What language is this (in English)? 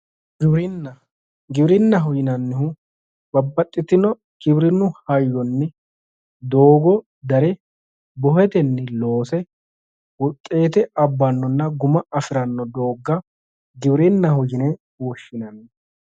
Sidamo